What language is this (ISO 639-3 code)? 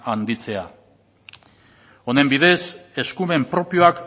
eus